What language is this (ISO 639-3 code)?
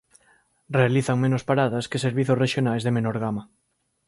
glg